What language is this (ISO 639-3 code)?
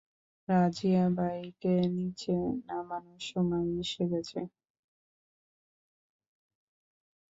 ben